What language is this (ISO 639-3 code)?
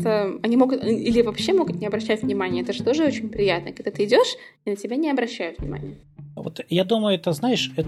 rus